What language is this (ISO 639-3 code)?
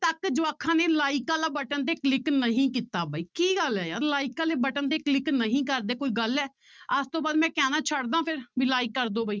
pan